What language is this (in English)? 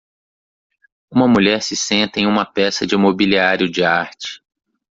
Portuguese